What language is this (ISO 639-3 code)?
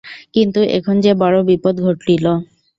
ben